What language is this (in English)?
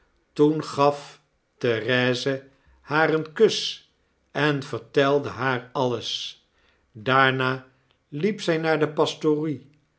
Dutch